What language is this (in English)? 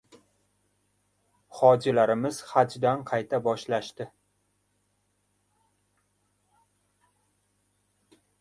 Uzbek